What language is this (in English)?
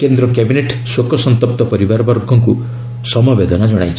Odia